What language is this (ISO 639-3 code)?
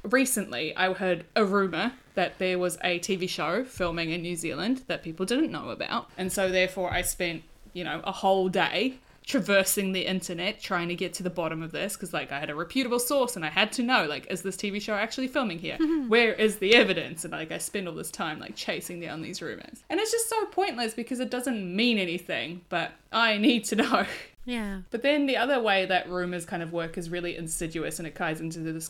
eng